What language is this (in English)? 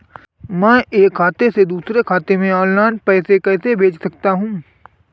Hindi